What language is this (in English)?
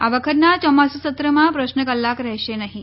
Gujarati